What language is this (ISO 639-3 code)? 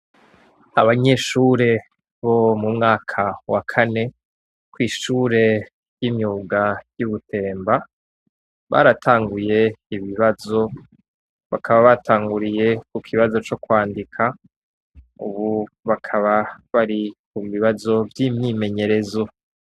run